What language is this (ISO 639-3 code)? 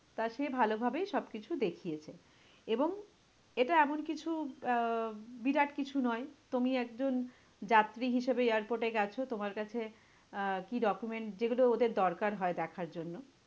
ben